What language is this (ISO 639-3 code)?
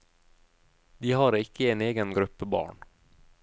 nor